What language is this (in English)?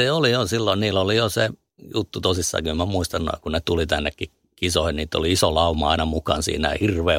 Finnish